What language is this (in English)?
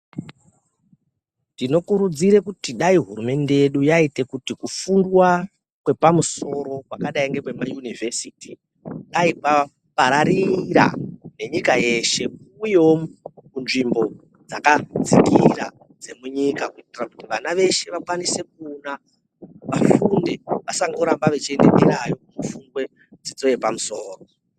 Ndau